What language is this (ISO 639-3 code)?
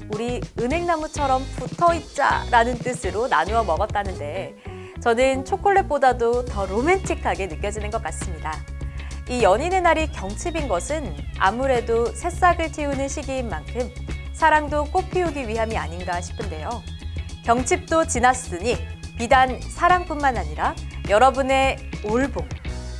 kor